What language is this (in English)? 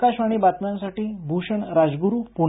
Marathi